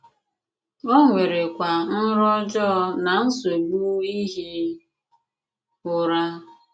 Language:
Igbo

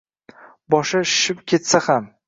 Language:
Uzbek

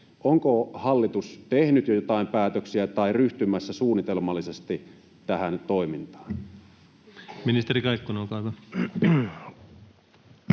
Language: Finnish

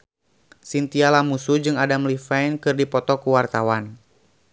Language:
Sundanese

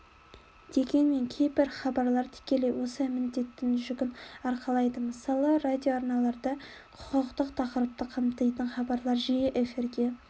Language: Kazakh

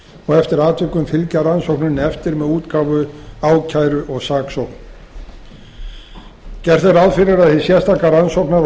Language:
Icelandic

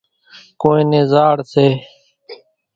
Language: Kachi Koli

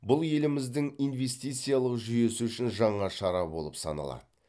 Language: Kazakh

